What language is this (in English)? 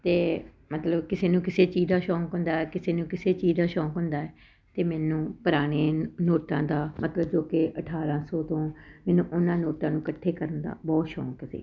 Punjabi